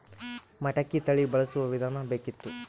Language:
Kannada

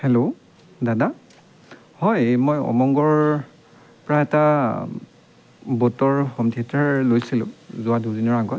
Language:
Assamese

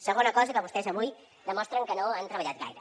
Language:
Catalan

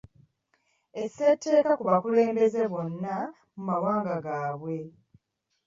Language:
Ganda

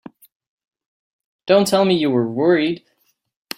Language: English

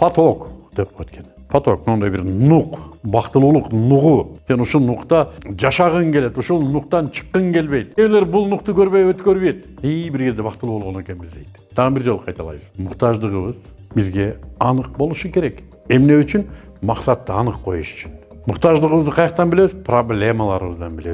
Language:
Turkish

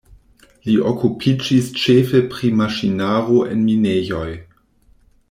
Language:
Esperanto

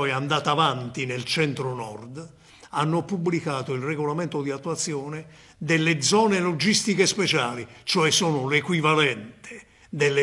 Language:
Italian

